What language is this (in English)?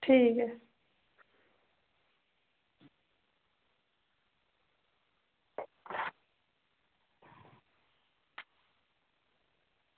Dogri